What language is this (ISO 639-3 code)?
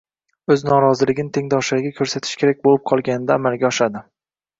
uzb